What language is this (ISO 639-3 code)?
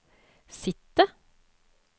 nor